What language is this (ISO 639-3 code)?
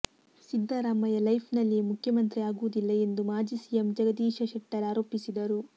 kan